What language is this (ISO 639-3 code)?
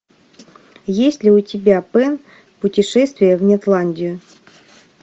rus